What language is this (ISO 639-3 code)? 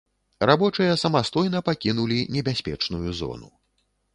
bel